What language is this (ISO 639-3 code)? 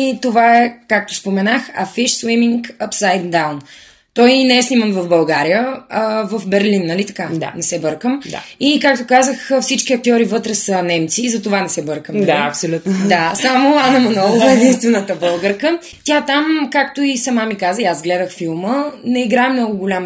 bul